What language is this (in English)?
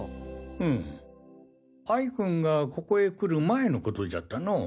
Japanese